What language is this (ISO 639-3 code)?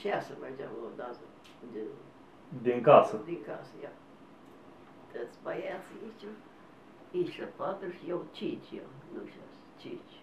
ron